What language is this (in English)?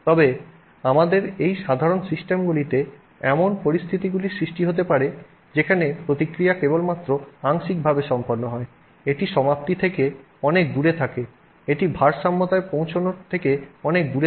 Bangla